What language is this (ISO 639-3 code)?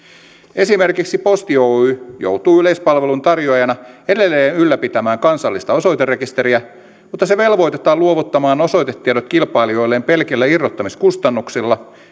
fin